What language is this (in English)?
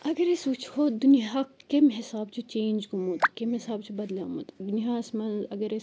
Kashmiri